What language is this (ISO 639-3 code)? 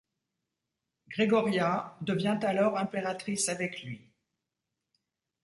fra